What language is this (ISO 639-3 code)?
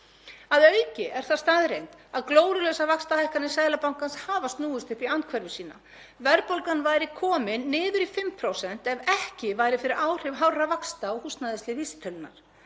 isl